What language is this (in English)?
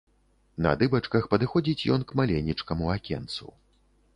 Belarusian